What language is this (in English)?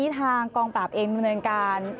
Thai